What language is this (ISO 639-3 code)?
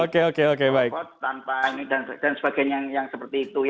ind